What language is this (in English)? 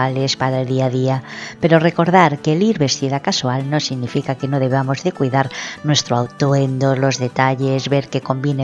Spanish